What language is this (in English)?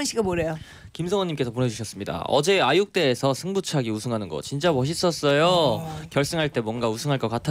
Korean